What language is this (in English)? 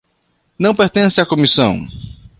Portuguese